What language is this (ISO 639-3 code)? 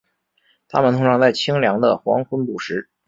zho